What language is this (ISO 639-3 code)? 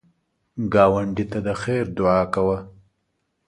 pus